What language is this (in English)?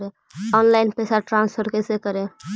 Magahi